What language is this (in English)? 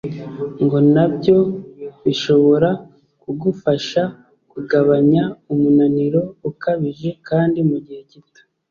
Kinyarwanda